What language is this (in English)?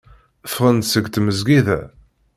Kabyle